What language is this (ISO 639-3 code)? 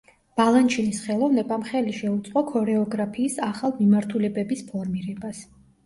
kat